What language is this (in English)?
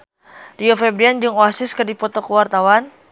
Sundanese